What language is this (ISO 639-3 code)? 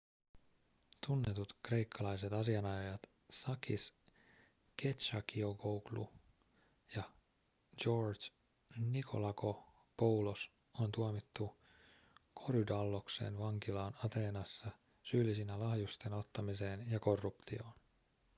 fin